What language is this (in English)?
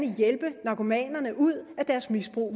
Danish